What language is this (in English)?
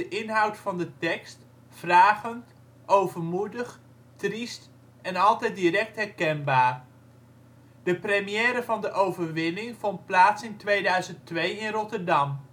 Dutch